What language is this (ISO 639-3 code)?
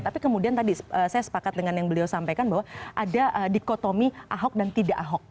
ind